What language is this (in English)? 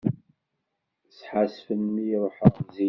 Kabyle